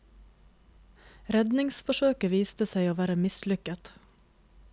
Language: Norwegian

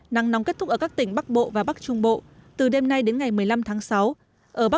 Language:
Vietnamese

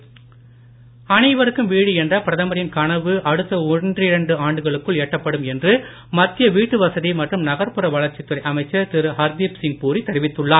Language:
Tamil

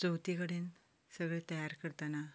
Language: Konkani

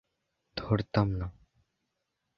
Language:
Bangla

